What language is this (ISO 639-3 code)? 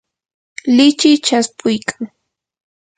qur